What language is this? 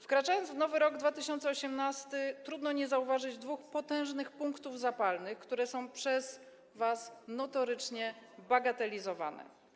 Polish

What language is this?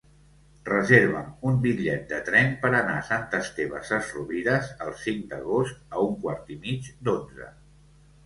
Catalan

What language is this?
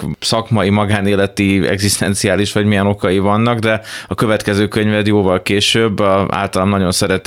Hungarian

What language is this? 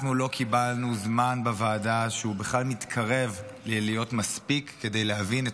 Hebrew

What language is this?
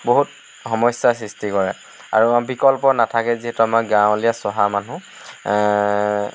Assamese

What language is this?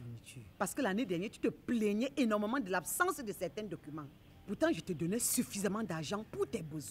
French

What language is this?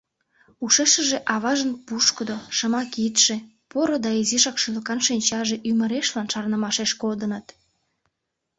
Mari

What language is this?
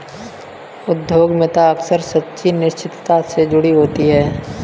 Hindi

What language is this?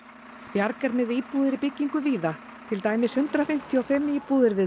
Icelandic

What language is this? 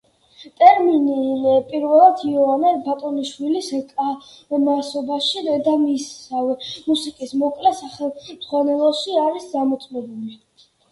Georgian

